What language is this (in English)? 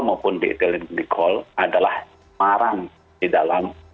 Indonesian